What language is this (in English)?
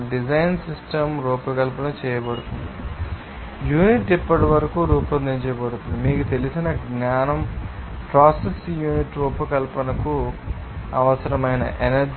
Telugu